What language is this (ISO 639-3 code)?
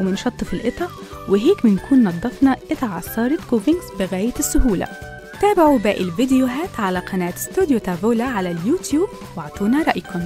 ara